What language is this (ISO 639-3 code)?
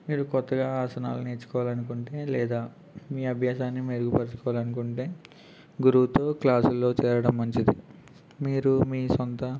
tel